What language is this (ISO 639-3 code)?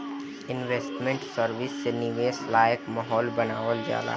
bho